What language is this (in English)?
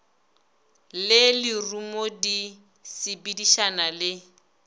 Northern Sotho